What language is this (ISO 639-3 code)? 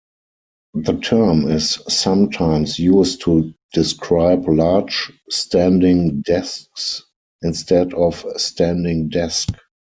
eng